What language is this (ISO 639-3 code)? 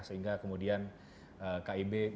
ind